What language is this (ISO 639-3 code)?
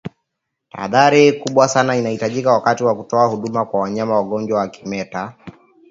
swa